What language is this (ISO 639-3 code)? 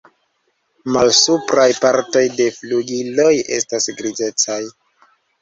epo